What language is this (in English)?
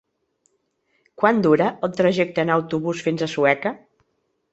Catalan